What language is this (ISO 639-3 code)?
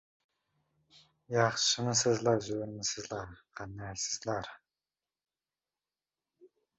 uzb